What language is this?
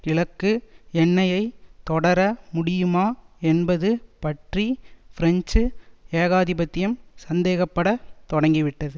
Tamil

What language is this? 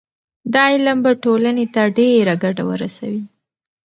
Pashto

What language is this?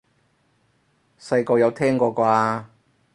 Cantonese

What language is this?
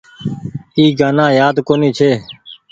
Goaria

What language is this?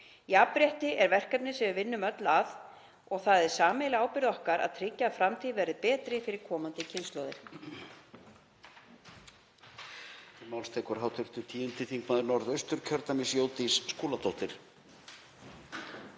Icelandic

